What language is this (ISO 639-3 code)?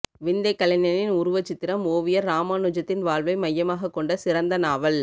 tam